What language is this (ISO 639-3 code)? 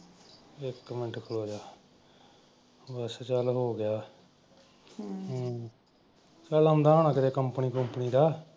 pan